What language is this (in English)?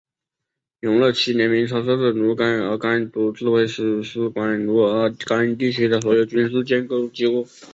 Chinese